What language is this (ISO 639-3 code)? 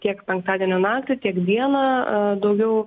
lit